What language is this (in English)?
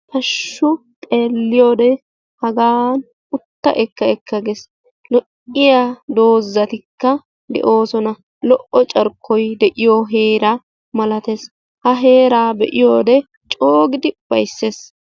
Wolaytta